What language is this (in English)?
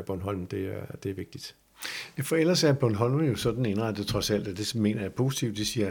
Danish